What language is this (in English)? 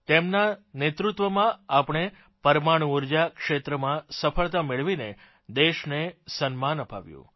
Gujarati